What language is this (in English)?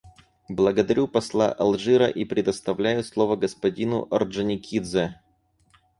Russian